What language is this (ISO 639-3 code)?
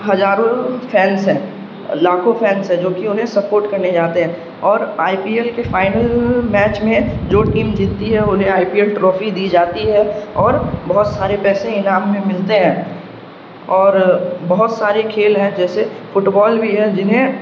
urd